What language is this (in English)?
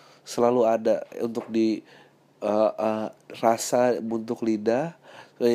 Indonesian